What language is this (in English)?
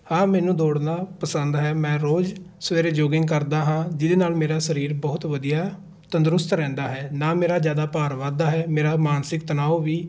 Punjabi